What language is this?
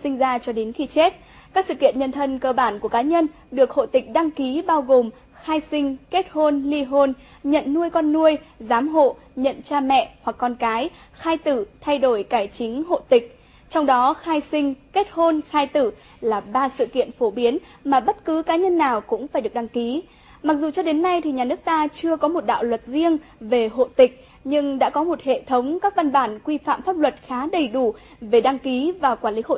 Vietnamese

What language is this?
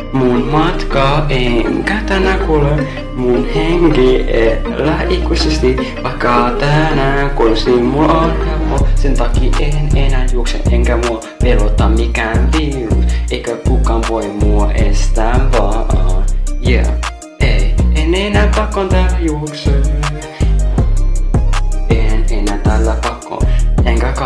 Finnish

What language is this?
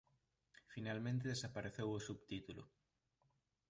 Galician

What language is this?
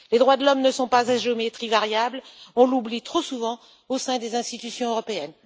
French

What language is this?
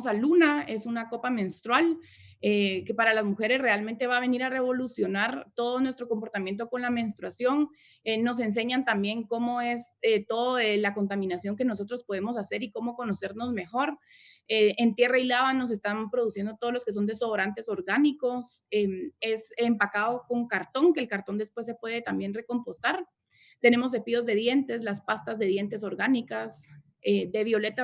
Spanish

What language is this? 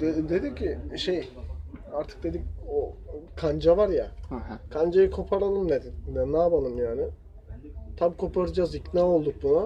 Turkish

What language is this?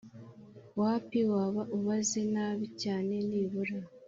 Kinyarwanda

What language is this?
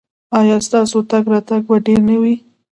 Pashto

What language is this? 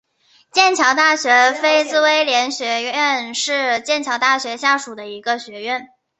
Chinese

